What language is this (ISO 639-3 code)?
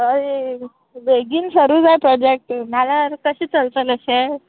kok